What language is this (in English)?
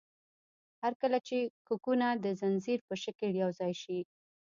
Pashto